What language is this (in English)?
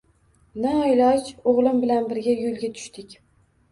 Uzbek